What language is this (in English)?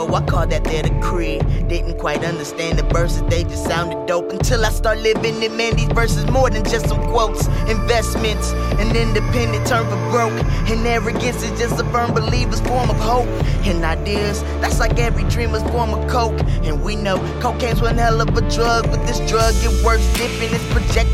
English